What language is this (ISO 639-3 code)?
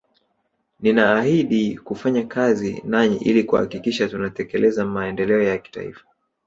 swa